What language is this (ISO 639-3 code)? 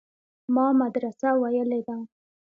pus